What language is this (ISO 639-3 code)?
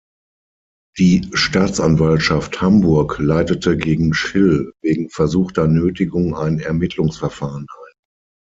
deu